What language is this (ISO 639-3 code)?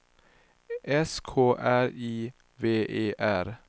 swe